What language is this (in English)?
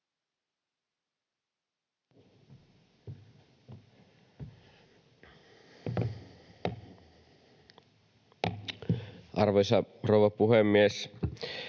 Finnish